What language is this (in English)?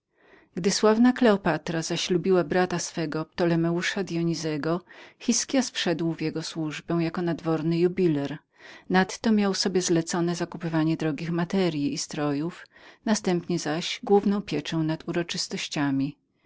Polish